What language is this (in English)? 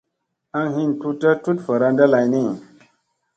Musey